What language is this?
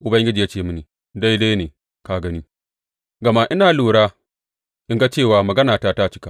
Hausa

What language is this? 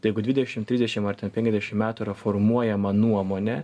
Lithuanian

